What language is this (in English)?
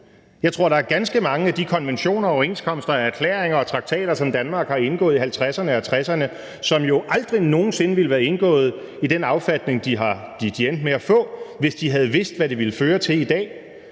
Danish